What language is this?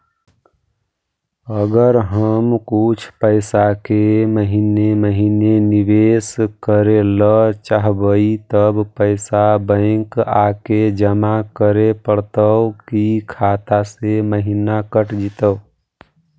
Magahi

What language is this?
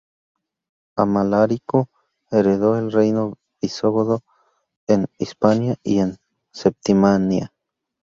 Spanish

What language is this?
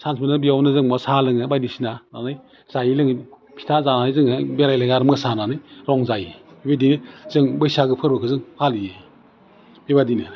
Bodo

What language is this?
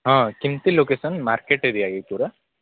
Odia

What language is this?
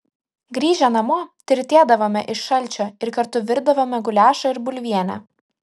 Lithuanian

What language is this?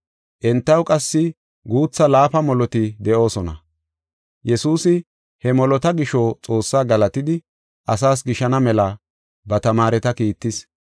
Gofa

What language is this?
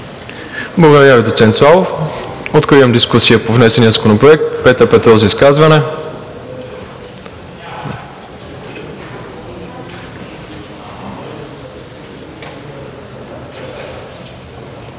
Bulgarian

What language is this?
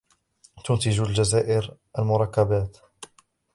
Arabic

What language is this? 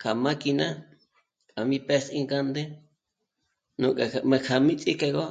Michoacán Mazahua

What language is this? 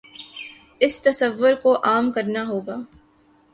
Urdu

